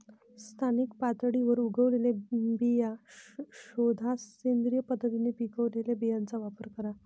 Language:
Marathi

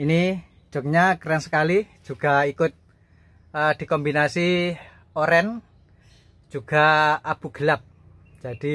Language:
Indonesian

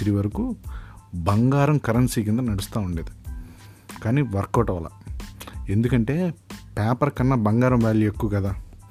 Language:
Telugu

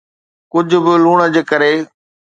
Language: Sindhi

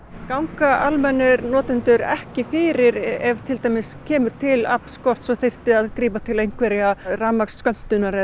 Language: Icelandic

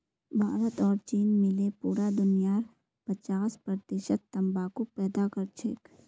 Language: Magahi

